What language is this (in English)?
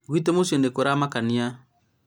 Kikuyu